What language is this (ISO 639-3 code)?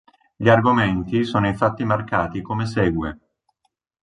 ita